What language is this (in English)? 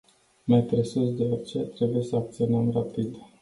Romanian